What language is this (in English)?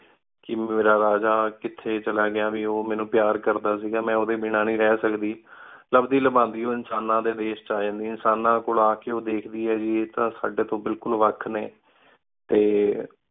Punjabi